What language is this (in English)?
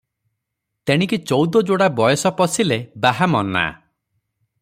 Odia